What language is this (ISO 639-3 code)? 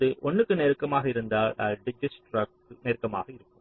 tam